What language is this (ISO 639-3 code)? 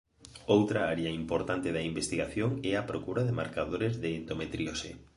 glg